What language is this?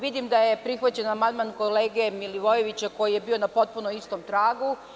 Serbian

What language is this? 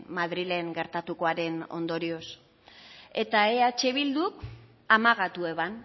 Basque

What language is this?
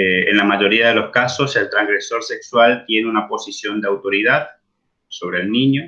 Spanish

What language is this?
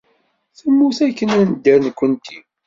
Kabyle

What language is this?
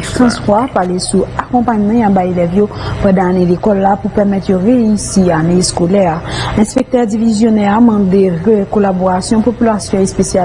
French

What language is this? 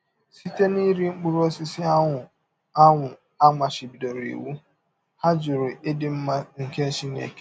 Igbo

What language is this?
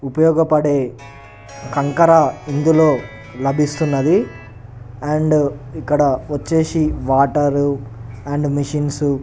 Telugu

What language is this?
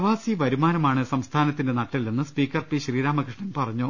Malayalam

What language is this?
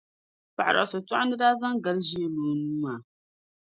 Dagbani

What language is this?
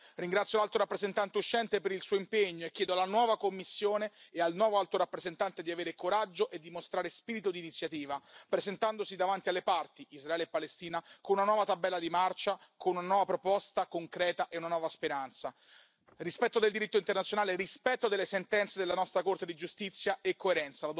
Italian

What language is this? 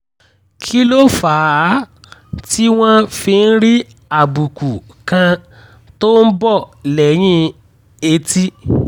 Yoruba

